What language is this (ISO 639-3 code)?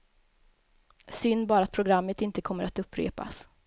swe